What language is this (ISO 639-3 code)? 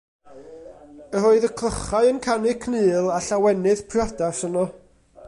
cym